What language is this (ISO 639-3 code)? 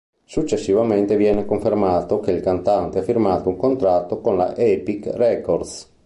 ita